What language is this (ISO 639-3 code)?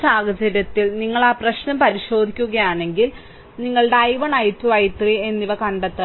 mal